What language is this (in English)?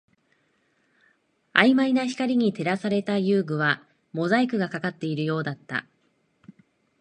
Japanese